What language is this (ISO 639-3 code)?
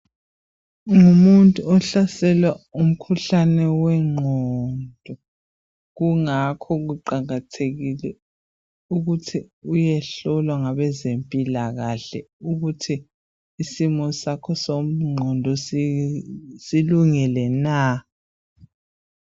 nde